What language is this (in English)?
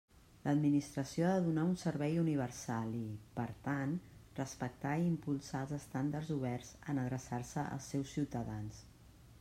Catalan